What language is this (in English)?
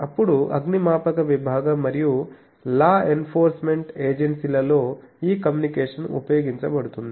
Telugu